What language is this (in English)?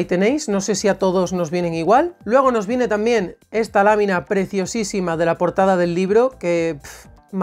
Spanish